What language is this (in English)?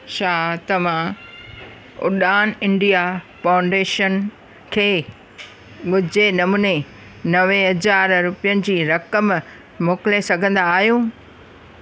Sindhi